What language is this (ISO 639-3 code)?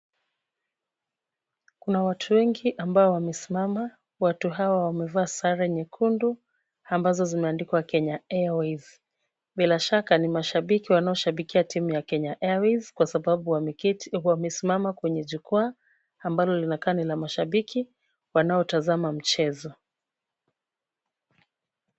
swa